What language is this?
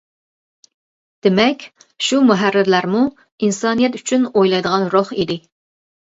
Uyghur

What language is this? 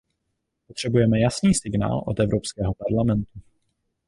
Czech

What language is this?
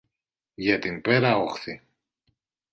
Greek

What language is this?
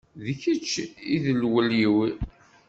Kabyle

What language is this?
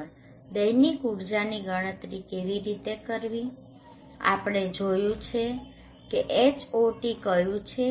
Gujarati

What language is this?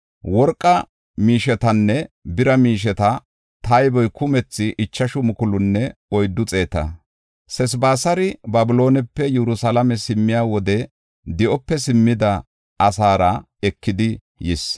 Gofa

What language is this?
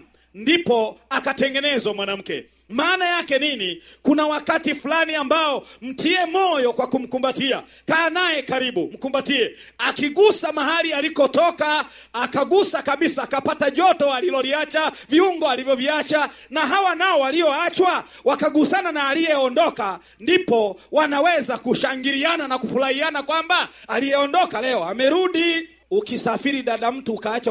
Swahili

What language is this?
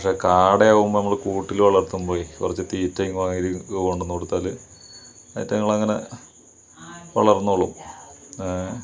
Malayalam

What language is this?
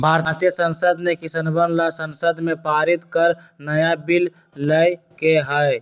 Magahi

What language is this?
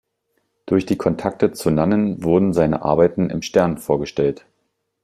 German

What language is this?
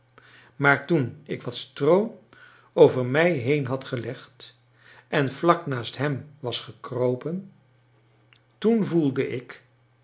Dutch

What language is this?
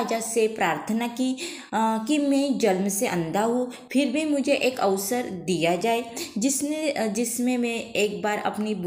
Hindi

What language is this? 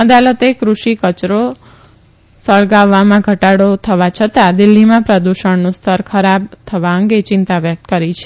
Gujarati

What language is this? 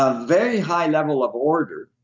English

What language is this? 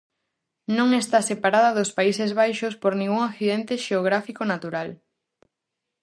Galician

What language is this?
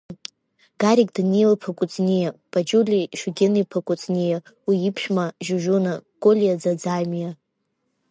Abkhazian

